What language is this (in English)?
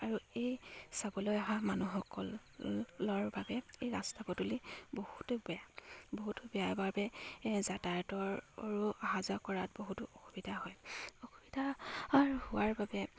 Assamese